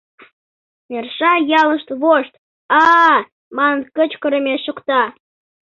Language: Mari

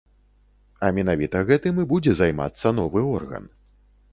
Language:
Belarusian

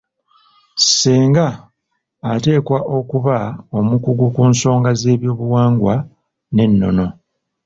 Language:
Ganda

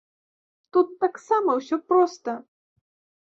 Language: Belarusian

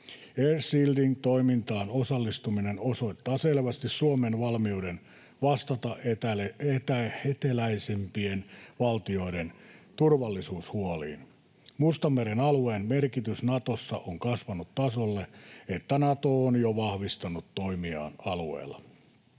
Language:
Finnish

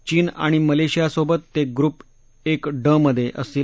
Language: Marathi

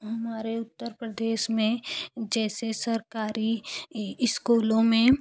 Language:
Hindi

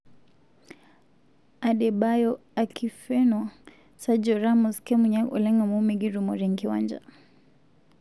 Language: Masai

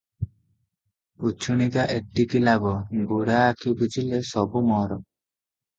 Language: Odia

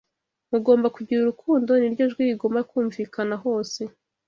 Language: Kinyarwanda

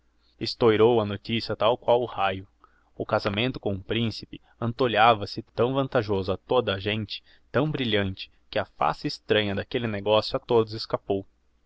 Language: Portuguese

